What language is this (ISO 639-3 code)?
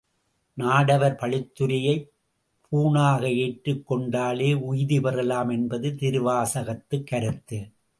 tam